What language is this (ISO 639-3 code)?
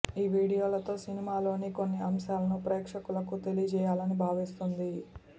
tel